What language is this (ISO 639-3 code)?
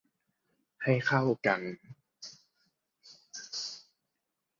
tha